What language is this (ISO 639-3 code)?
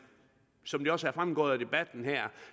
dan